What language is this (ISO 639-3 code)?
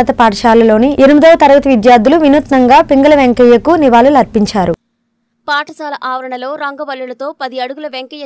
hin